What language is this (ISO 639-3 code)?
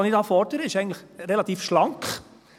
gsw